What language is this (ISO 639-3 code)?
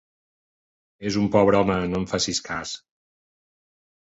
cat